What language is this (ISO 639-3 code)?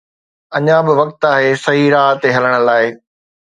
snd